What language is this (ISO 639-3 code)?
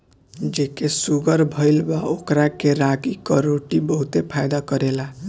bho